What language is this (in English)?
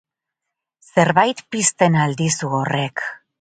Basque